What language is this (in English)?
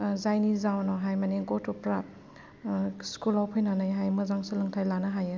Bodo